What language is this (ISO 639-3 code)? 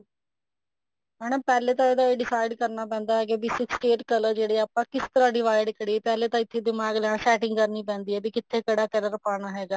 pan